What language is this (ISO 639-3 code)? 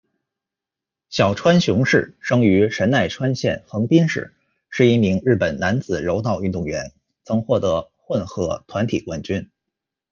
zho